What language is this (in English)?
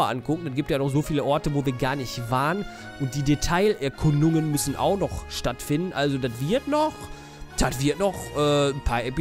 German